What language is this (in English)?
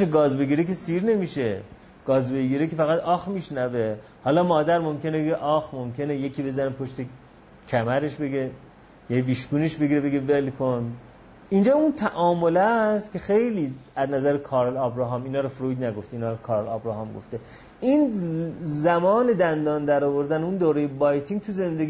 Persian